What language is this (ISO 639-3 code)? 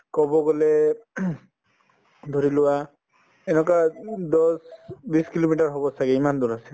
asm